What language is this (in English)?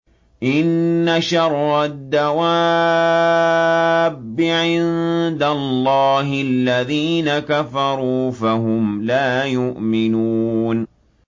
Arabic